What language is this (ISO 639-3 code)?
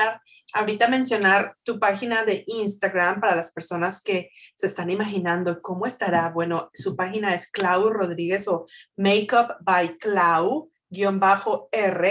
spa